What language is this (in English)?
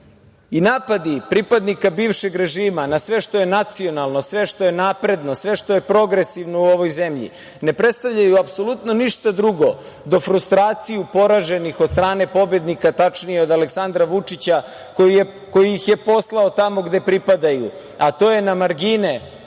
Serbian